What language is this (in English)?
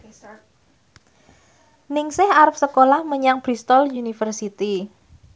Javanese